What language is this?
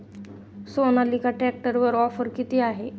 Marathi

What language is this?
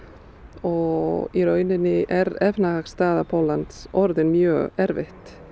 Icelandic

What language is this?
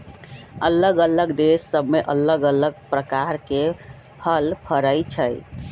Magahi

